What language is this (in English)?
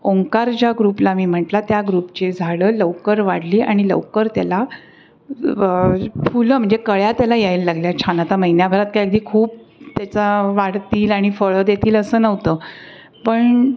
Marathi